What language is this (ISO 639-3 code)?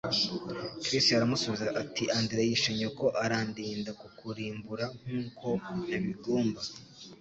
kin